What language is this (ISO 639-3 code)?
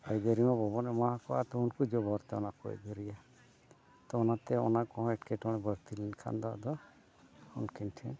sat